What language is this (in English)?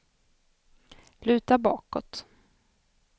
Swedish